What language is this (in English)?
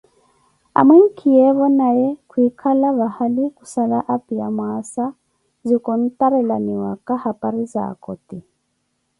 Koti